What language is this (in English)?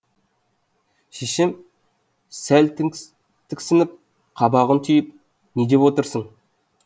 Kazakh